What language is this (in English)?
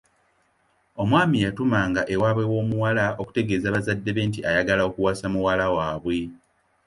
Ganda